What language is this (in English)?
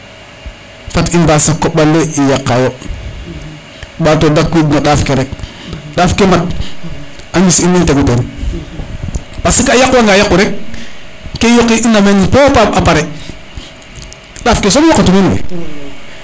Serer